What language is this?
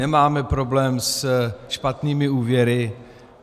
Czech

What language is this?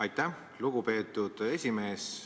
Estonian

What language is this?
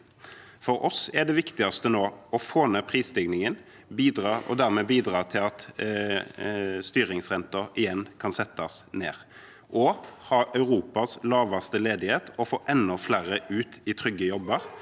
Norwegian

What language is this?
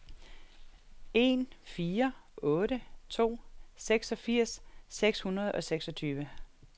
Danish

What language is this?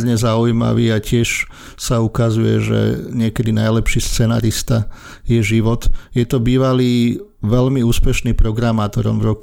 Slovak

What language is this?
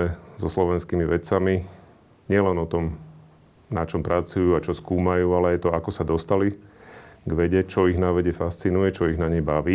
Slovak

